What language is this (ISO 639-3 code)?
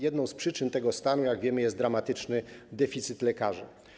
pol